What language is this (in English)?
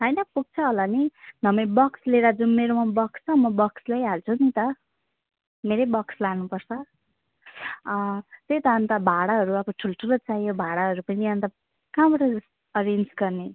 Nepali